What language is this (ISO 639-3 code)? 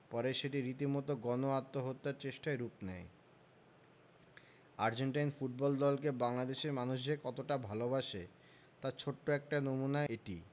ben